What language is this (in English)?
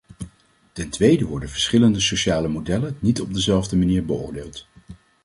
Dutch